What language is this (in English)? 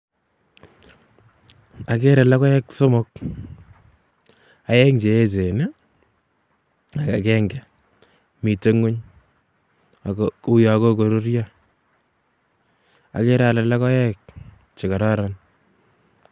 Kalenjin